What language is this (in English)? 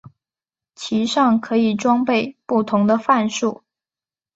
Chinese